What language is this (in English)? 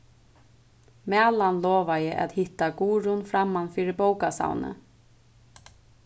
Faroese